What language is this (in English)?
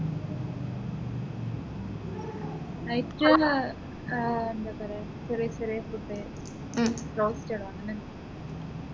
Malayalam